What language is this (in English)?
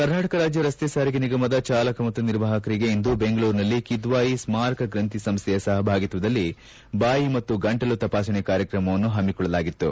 Kannada